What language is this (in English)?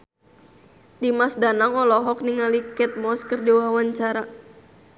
Sundanese